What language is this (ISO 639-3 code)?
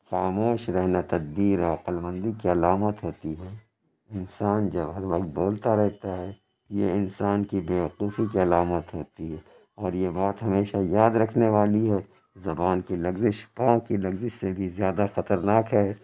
urd